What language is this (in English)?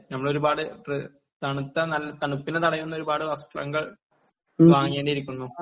Malayalam